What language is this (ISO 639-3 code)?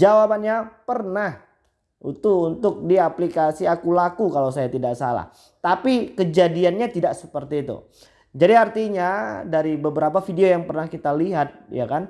ind